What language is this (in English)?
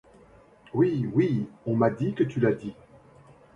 French